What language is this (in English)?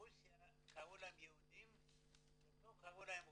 Hebrew